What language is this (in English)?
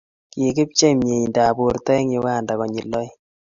Kalenjin